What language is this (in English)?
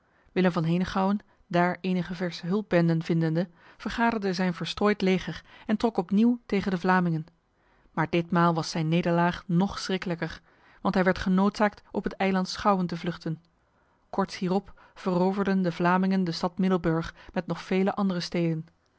Dutch